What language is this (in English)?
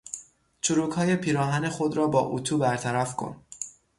Persian